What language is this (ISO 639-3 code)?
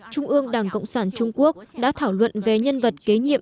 vie